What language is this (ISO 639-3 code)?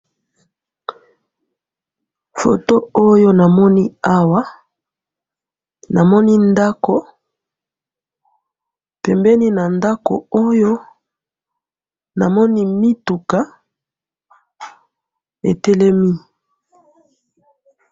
lin